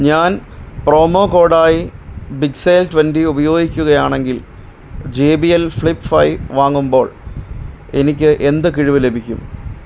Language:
Malayalam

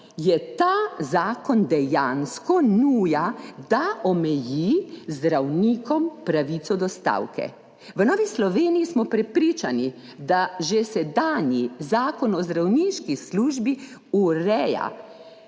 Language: Slovenian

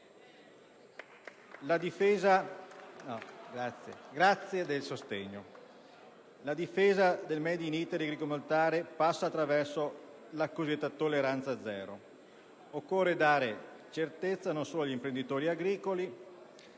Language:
Italian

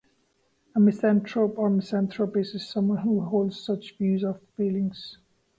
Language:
English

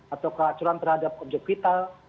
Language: Indonesian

